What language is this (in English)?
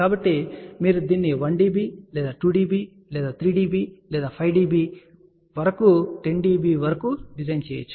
Telugu